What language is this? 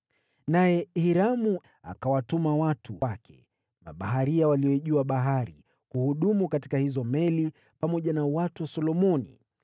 Swahili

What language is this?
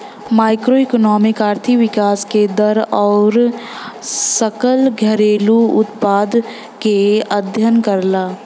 Bhojpuri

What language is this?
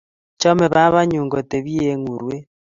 Kalenjin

